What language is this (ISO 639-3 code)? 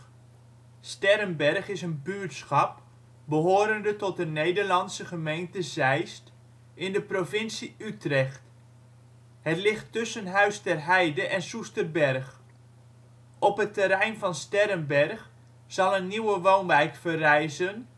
nld